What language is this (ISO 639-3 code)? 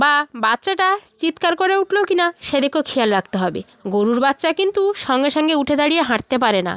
ben